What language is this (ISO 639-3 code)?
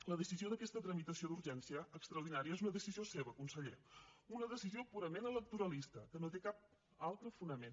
cat